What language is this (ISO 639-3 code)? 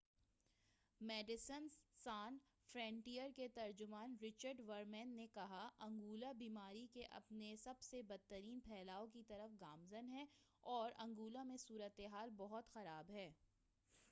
urd